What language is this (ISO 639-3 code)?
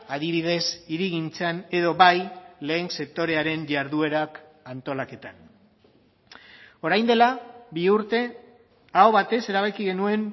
eus